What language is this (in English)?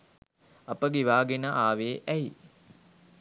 Sinhala